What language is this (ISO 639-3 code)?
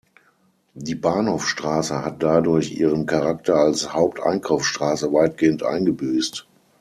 deu